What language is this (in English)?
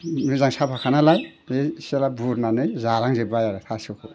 Bodo